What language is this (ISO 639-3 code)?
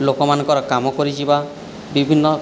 ori